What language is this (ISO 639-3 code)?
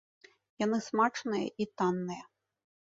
bel